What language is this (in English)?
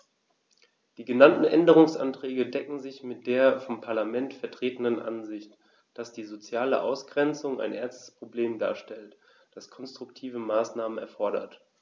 German